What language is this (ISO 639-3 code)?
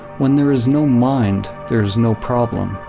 eng